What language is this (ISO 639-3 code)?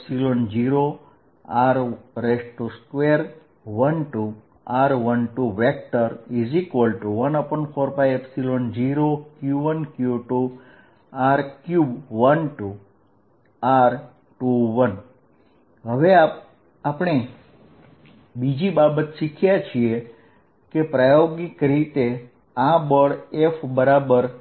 guj